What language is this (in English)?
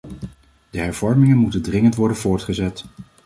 Dutch